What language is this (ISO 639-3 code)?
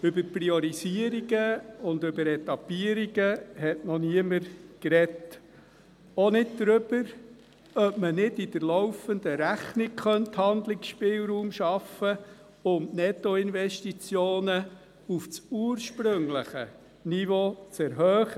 gsw